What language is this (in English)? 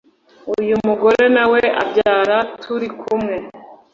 Kinyarwanda